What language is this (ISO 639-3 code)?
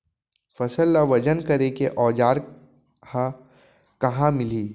hne